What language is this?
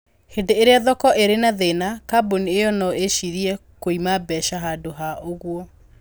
Kikuyu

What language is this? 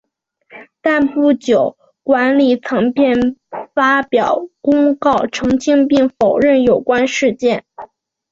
Chinese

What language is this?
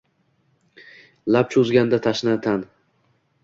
Uzbek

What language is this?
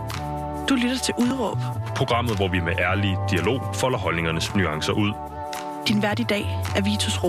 Danish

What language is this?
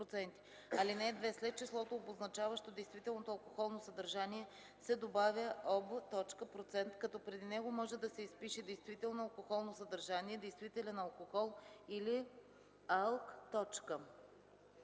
Bulgarian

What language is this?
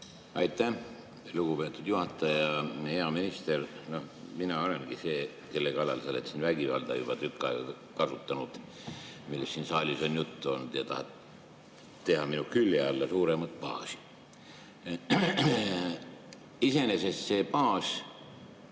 Estonian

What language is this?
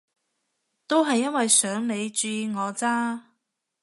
Cantonese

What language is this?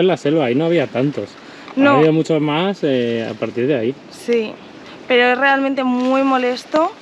Spanish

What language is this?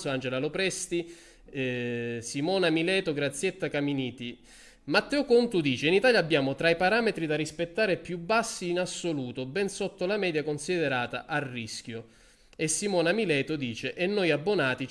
Italian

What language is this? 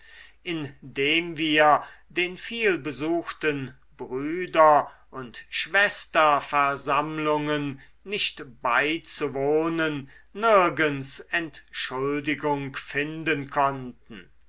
German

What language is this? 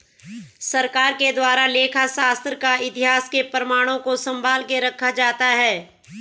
Hindi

